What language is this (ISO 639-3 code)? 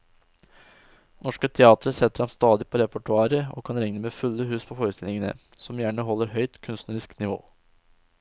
nor